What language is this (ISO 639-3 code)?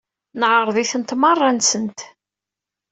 kab